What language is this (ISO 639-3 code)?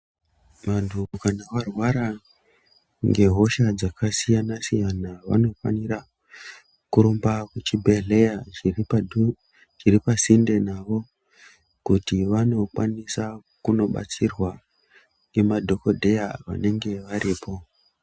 ndc